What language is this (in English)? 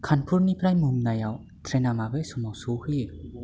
Bodo